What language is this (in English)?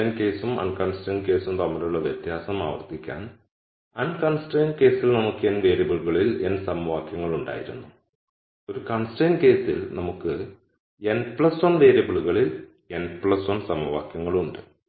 Malayalam